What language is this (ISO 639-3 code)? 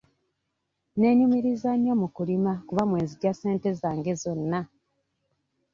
lug